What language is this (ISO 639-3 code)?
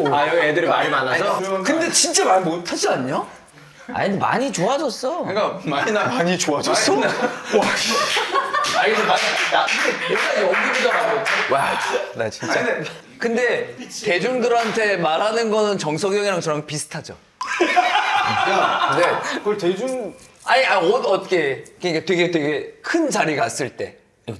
kor